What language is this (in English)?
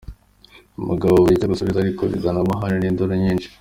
Kinyarwanda